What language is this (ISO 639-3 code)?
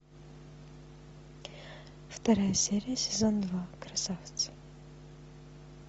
rus